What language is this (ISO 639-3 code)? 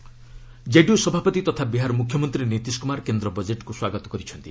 ori